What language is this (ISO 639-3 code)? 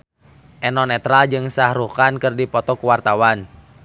sun